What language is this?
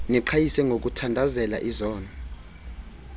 Xhosa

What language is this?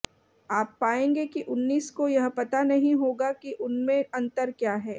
Hindi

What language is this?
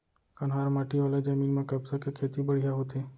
Chhattisgarhi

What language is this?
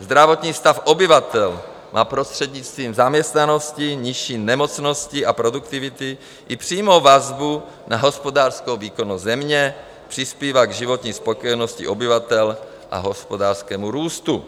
Czech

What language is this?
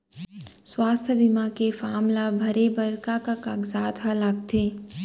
Chhattisgarhi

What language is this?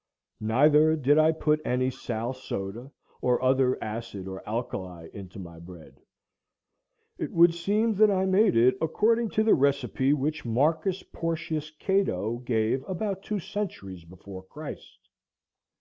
English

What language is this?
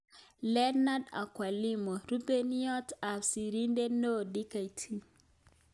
Kalenjin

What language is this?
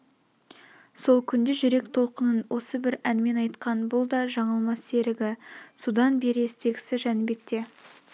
Kazakh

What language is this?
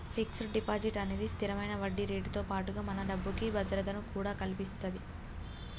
Telugu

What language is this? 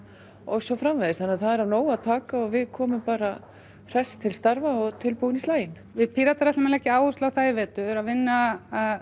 Icelandic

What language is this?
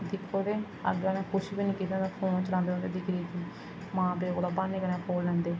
Dogri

